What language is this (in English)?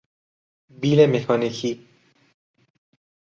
Persian